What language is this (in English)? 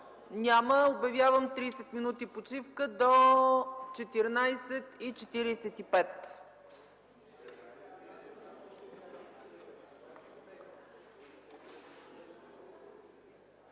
Bulgarian